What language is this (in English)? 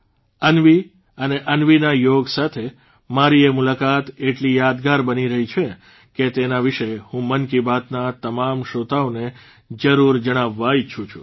Gujarati